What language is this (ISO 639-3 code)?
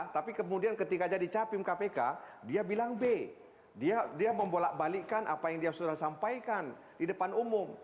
ind